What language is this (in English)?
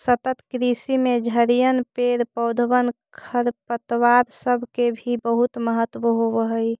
Magahi